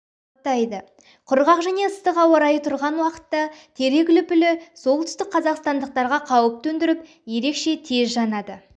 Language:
Kazakh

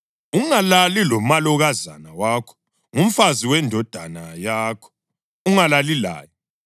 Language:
North Ndebele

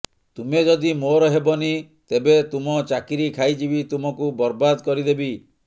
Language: Odia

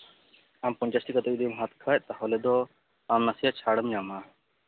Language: Santali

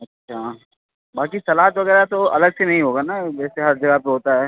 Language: Hindi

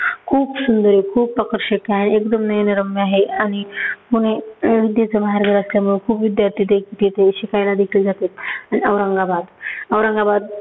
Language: Marathi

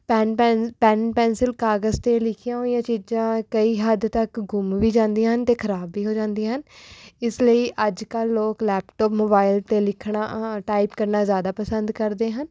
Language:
Punjabi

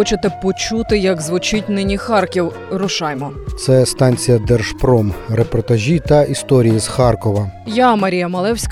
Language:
Ukrainian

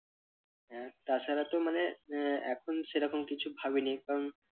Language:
Bangla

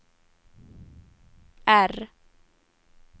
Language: Swedish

